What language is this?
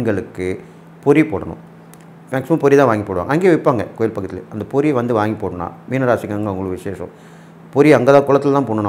Tamil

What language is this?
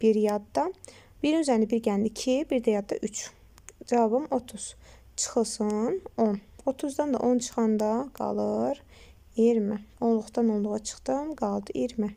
Turkish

